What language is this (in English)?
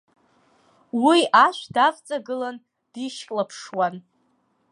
Abkhazian